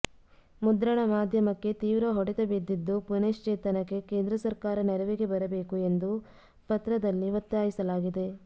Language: Kannada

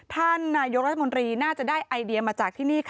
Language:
Thai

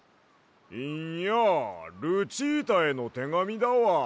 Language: Japanese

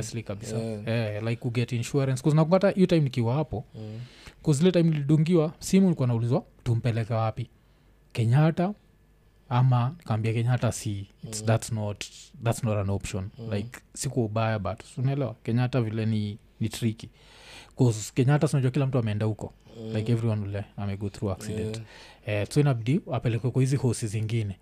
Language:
Swahili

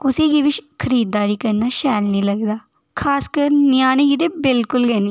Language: Dogri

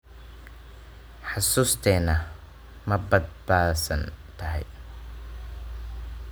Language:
Somali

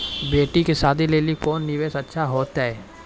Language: Maithili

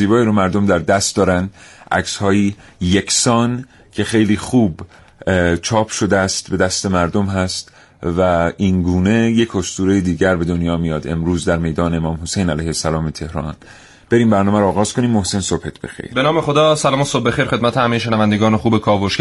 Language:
Persian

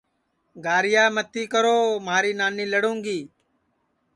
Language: Sansi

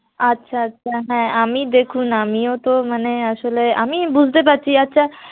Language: Bangla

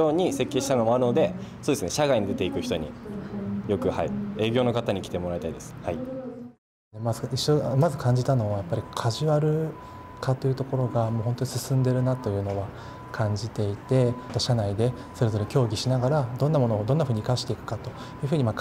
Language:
Japanese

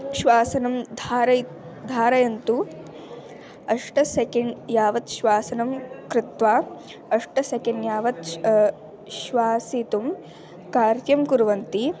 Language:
Sanskrit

